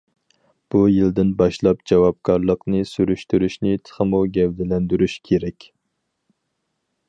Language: Uyghur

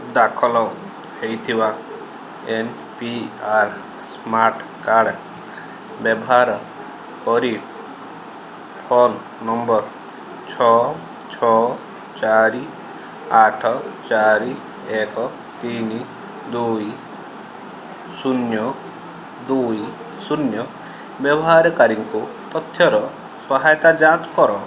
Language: Odia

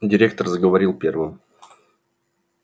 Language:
Russian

